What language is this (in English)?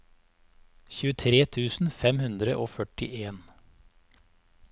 Norwegian